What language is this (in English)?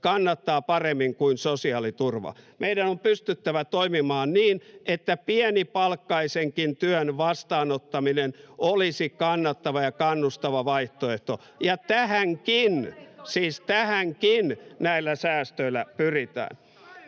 Finnish